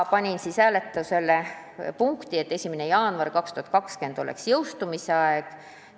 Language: Estonian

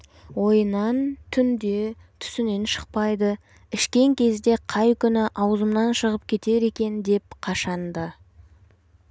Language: Kazakh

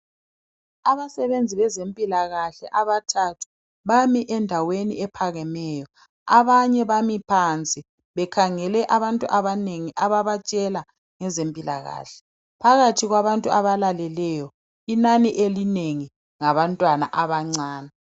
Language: North Ndebele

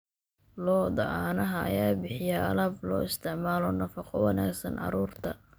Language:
Somali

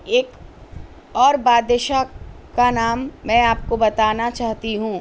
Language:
Urdu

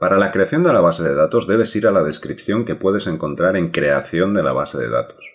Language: Spanish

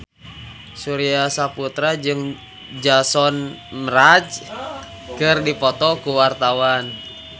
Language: Sundanese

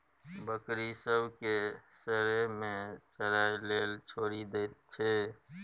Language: Maithili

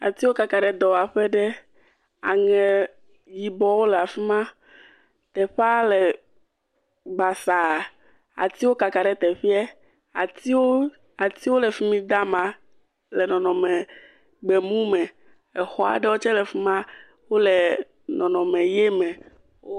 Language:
Ewe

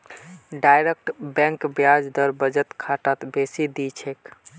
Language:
Magahi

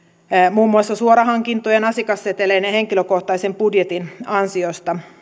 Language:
Finnish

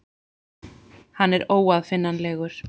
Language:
Icelandic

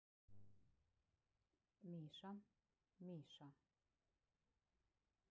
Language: Russian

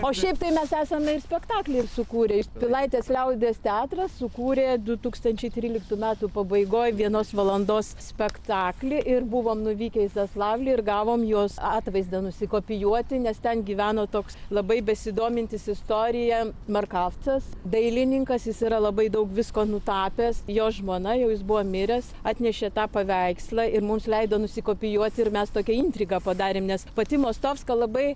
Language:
Lithuanian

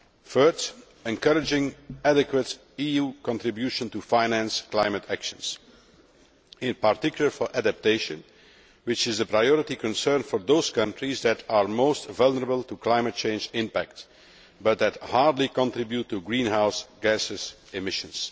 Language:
English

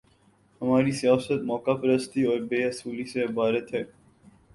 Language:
Urdu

